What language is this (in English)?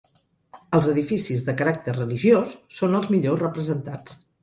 Catalan